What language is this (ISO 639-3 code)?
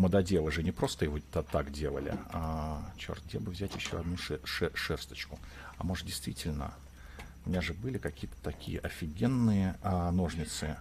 rus